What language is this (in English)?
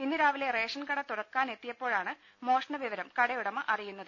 Malayalam